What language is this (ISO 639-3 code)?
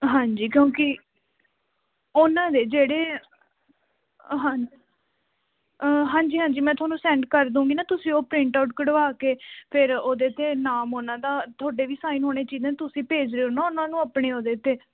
pan